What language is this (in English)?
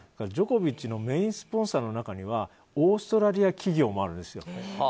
Japanese